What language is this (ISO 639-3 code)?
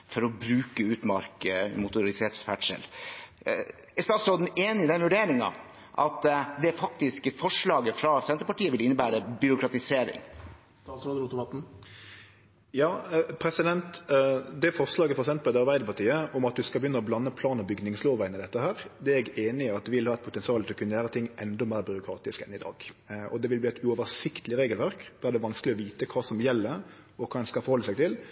nor